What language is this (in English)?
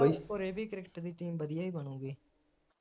Punjabi